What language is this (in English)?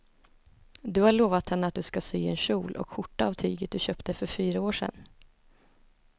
Swedish